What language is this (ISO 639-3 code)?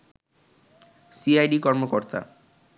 ben